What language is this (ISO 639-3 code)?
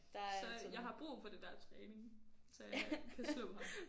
dan